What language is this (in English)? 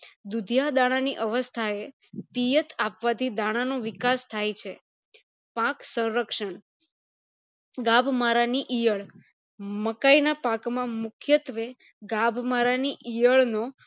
Gujarati